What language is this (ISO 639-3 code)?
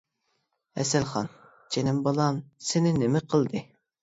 uig